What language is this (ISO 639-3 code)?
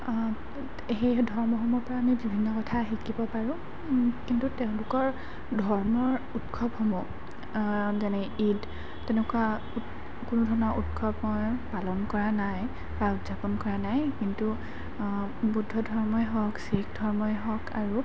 asm